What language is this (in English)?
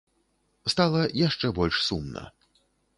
Belarusian